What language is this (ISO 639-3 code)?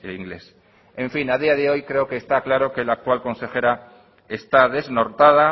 spa